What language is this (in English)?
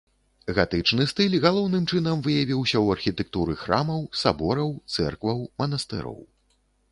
Belarusian